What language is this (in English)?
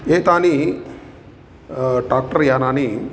Sanskrit